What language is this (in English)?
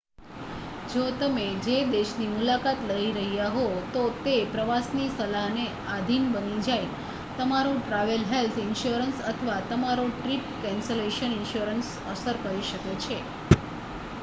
Gujarati